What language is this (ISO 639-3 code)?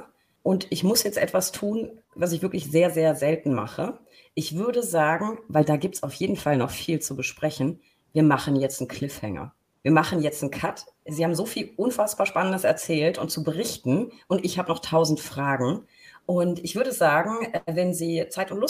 deu